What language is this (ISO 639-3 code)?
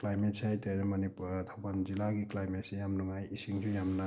mni